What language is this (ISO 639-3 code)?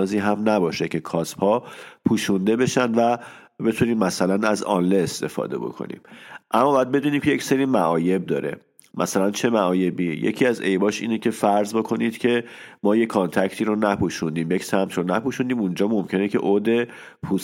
fas